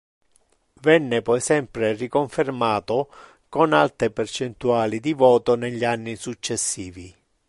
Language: Italian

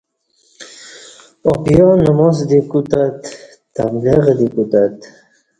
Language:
Kati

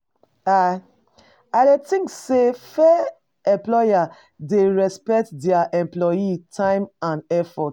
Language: Nigerian Pidgin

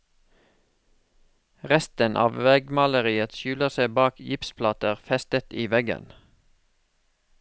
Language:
Norwegian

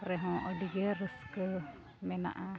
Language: Santali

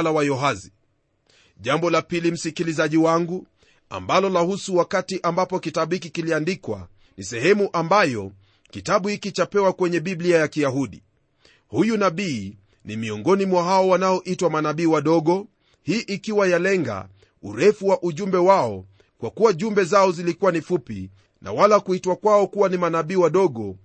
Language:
Swahili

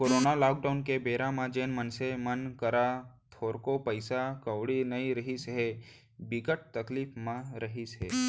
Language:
Chhattisgarhi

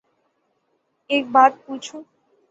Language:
Urdu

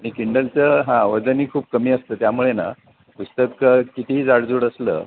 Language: Marathi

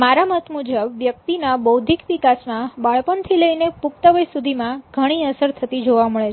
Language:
Gujarati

